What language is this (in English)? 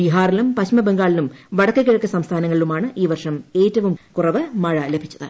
Malayalam